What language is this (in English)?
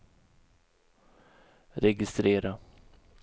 Swedish